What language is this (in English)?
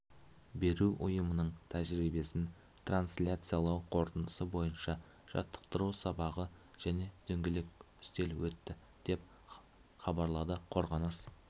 Kazakh